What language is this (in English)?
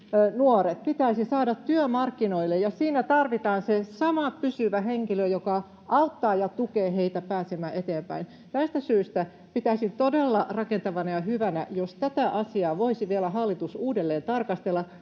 Finnish